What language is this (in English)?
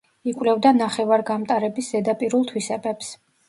Georgian